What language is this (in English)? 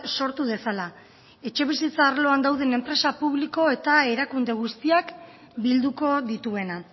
Basque